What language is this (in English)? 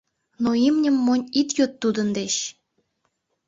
Mari